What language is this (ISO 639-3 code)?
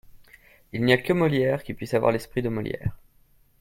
fra